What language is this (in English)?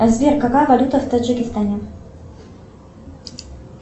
Russian